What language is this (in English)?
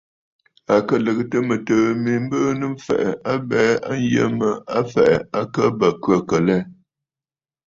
Bafut